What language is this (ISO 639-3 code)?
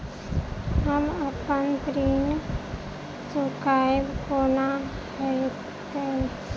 mai